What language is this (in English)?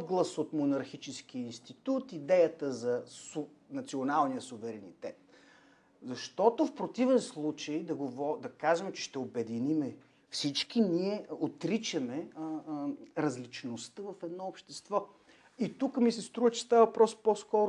Bulgarian